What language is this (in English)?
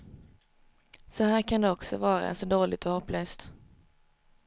Swedish